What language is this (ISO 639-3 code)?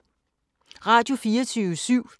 dan